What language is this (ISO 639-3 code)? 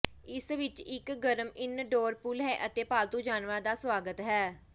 pan